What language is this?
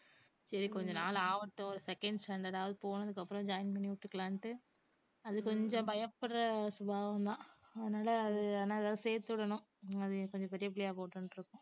Tamil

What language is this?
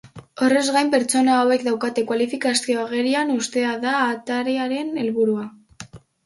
Basque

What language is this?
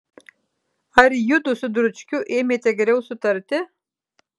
Lithuanian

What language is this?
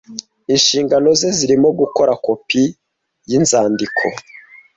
Kinyarwanda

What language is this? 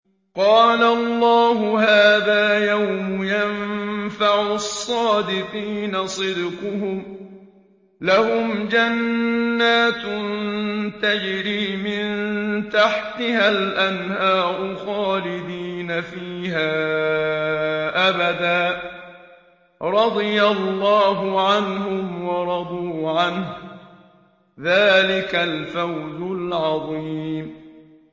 Arabic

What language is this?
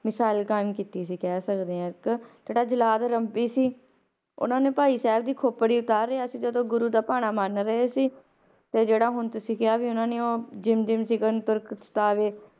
Punjabi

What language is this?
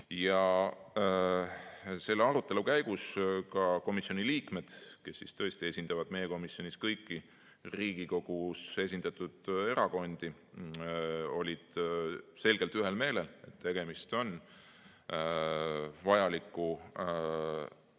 Estonian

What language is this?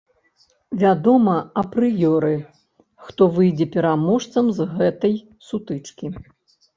Belarusian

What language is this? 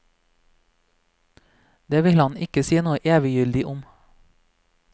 Norwegian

